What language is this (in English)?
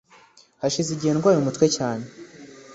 Kinyarwanda